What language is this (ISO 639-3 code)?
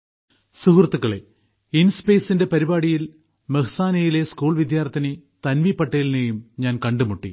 mal